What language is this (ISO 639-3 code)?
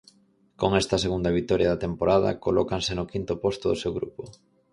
glg